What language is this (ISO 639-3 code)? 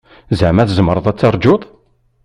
kab